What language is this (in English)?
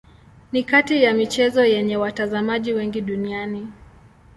Swahili